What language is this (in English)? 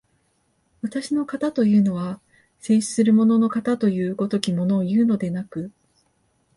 Japanese